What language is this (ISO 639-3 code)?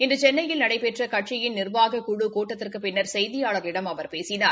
tam